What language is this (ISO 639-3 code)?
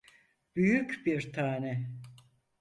tur